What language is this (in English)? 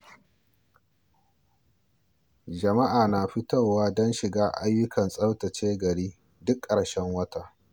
Hausa